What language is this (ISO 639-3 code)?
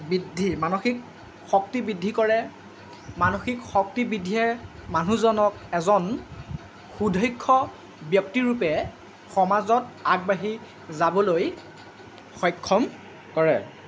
asm